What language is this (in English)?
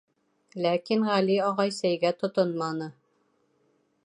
Bashkir